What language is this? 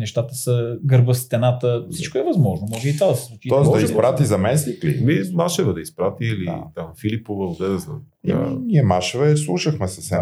Bulgarian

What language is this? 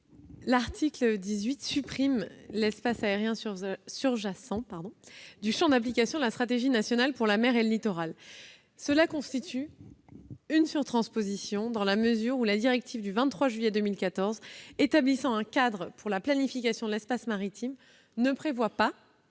French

